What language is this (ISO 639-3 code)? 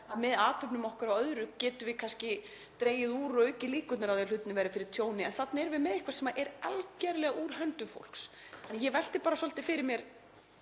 isl